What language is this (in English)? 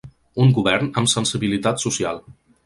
Catalan